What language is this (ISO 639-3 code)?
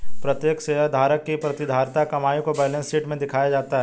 hin